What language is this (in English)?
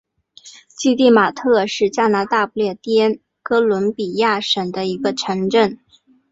Chinese